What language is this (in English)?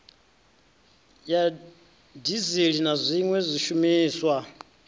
Venda